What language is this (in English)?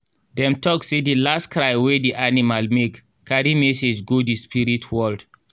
Nigerian Pidgin